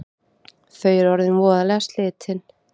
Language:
Icelandic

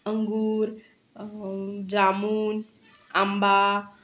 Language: Marathi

